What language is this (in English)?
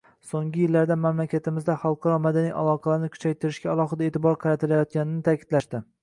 Uzbek